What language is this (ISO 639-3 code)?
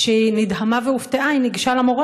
heb